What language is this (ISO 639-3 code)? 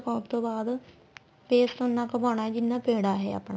pan